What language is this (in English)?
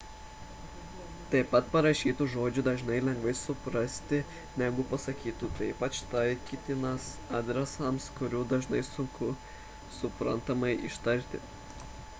Lithuanian